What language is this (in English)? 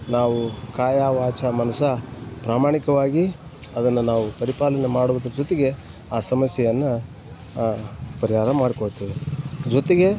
Kannada